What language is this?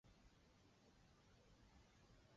Chinese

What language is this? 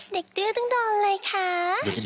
Thai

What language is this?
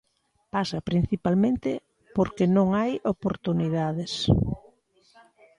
Galician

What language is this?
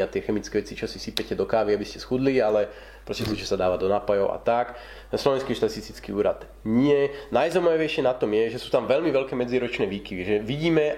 Slovak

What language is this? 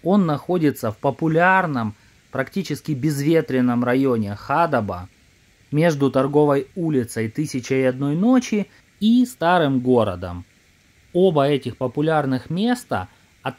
Russian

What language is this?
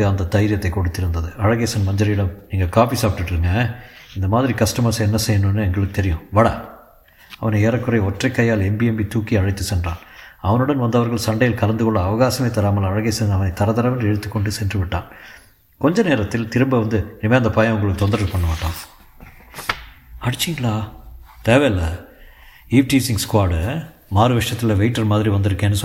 Tamil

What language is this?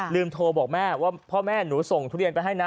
Thai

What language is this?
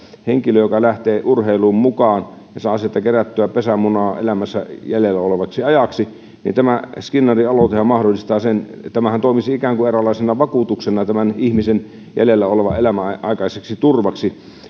Finnish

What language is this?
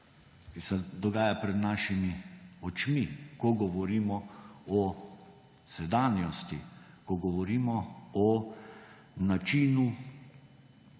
Slovenian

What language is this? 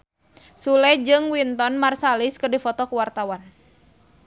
Sundanese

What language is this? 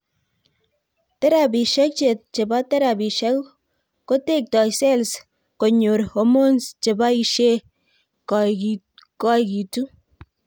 Kalenjin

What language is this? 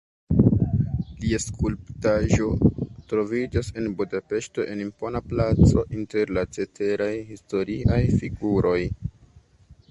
Esperanto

